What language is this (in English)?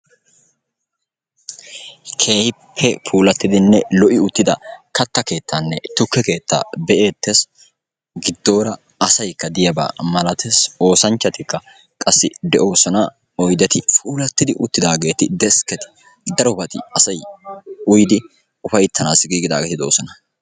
Wolaytta